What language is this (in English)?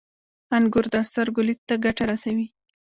Pashto